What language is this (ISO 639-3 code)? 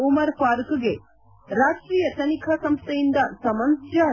kan